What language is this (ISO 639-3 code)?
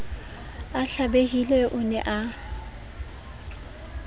sot